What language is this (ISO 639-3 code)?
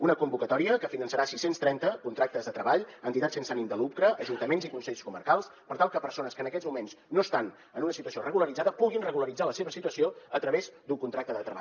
cat